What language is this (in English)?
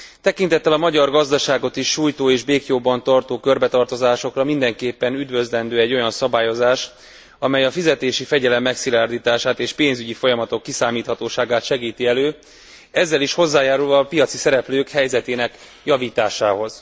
Hungarian